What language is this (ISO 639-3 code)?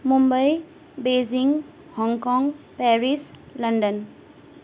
nep